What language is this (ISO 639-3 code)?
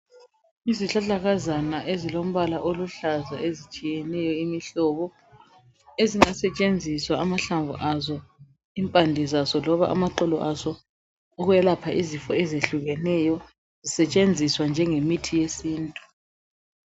nde